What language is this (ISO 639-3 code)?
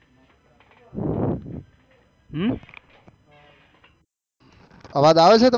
guj